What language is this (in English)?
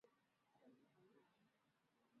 Chinese